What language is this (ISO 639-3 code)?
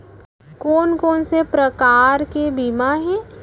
hne